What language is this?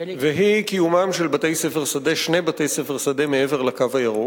Hebrew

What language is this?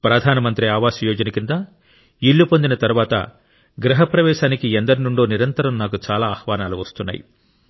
Telugu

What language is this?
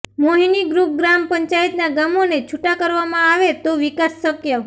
Gujarati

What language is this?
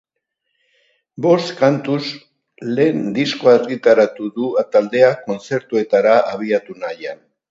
Basque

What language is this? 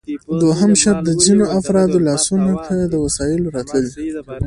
Pashto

